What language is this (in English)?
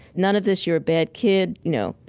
English